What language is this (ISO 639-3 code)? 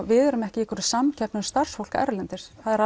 isl